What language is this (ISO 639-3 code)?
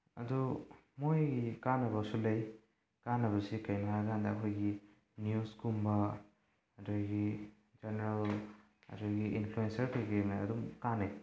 mni